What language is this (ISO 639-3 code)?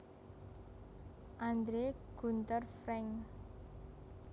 jav